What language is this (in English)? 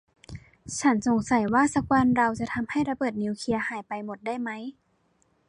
Thai